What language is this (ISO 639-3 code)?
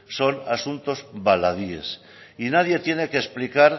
spa